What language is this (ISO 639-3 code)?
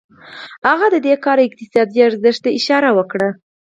pus